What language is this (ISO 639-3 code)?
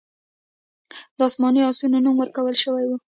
pus